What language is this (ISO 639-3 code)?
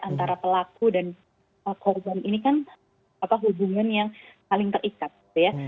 ind